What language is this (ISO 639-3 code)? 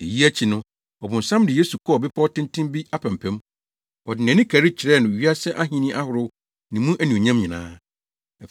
aka